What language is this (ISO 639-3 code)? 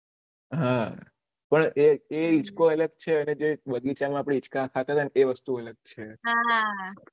guj